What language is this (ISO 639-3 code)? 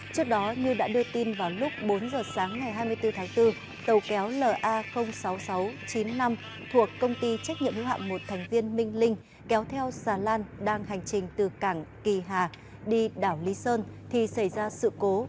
vie